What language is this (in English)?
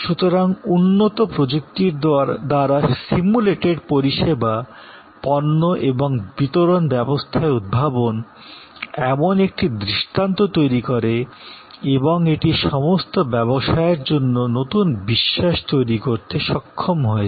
Bangla